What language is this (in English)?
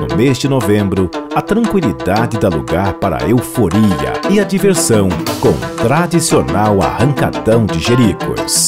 Portuguese